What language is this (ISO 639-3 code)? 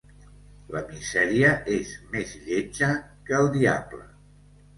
cat